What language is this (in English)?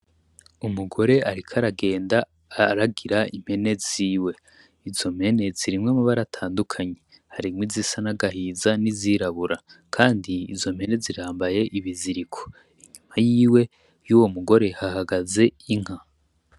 Rundi